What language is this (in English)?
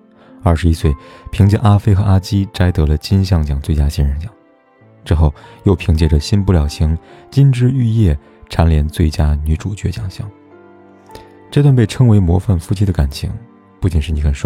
Chinese